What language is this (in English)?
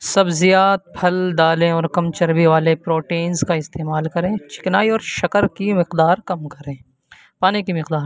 Urdu